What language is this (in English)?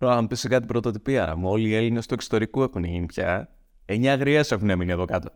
Greek